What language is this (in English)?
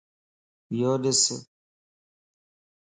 Lasi